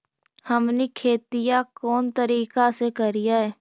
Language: Magahi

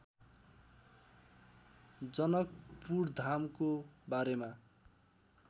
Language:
Nepali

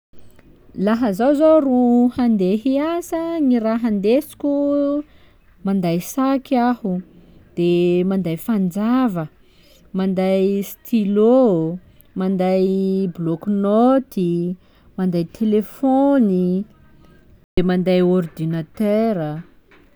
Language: Sakalava Malagasy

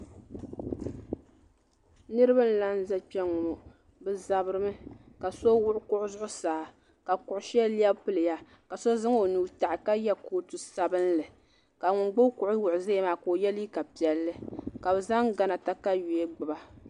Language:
Dagbani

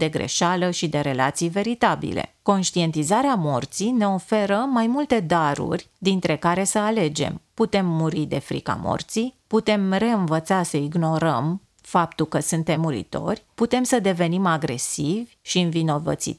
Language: Romanian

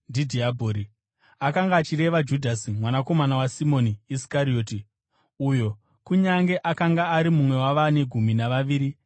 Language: Shona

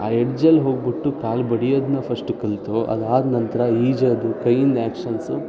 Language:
Kannada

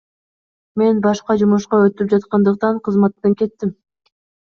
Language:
Kyrgyz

